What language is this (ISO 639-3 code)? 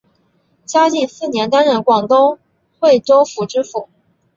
zho